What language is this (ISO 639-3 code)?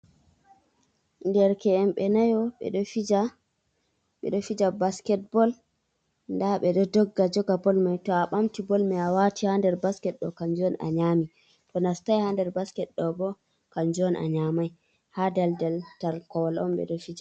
ful